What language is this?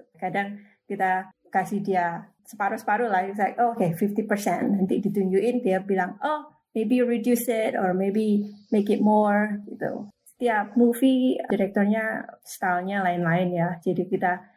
Indonesian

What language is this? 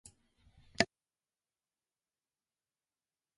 Japanese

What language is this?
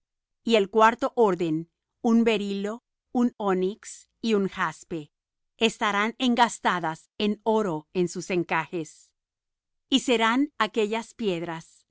Spanish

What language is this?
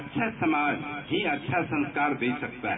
Hindi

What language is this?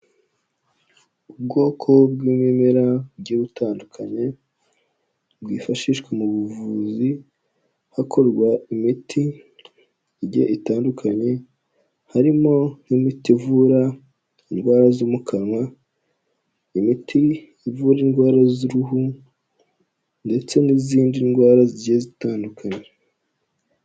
Kinyarwanda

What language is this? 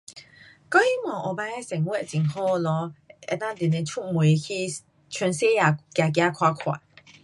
Pu-Xian Chinese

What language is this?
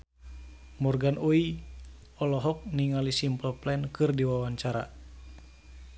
Sundanese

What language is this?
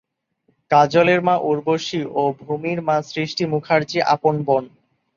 Bangla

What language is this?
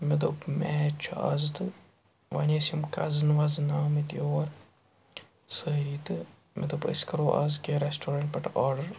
Kashmiri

